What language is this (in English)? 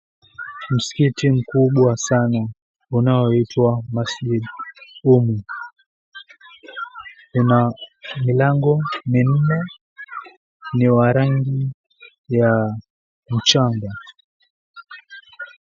Swahili